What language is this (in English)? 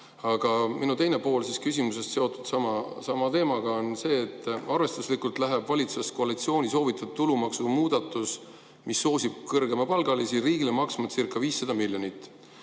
Estonian